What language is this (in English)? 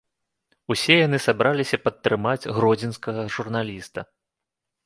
Belarusian